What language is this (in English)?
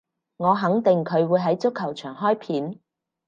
Cantonese